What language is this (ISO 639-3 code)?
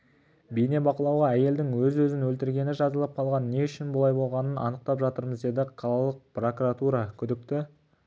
kaz